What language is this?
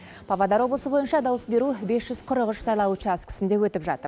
Kazakh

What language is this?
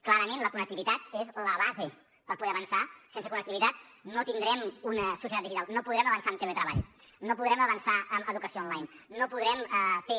Catalan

